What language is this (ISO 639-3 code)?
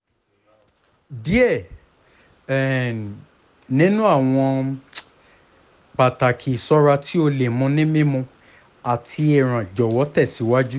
yor